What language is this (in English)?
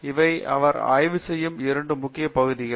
Tamil